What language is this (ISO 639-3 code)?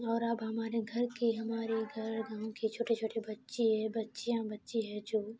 urd